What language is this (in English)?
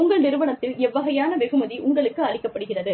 Tamil